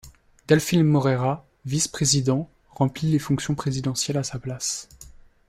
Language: French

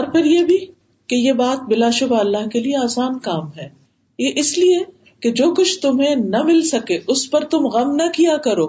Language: Urdu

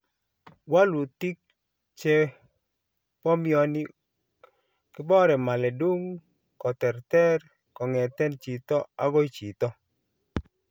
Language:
Kalenjin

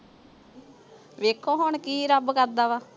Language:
Punjabi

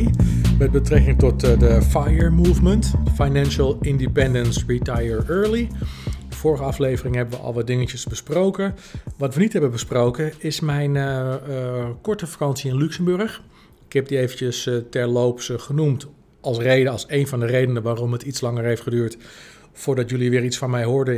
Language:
Dutch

